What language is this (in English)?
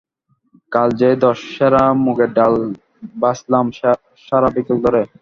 Bangla